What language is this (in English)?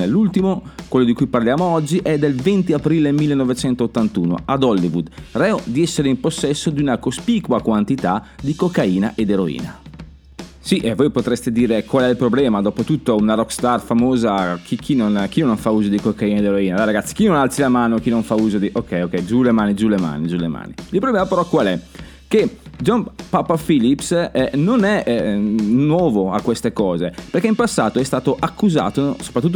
Italian